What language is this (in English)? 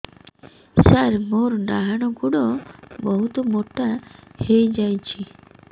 Odia